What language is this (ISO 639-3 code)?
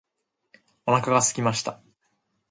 jpn